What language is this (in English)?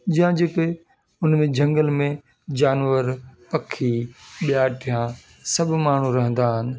Sindhi